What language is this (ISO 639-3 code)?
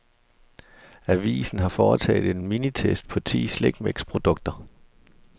dan